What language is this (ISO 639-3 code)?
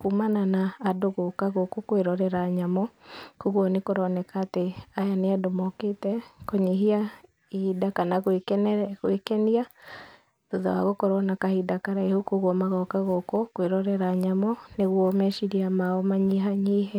kik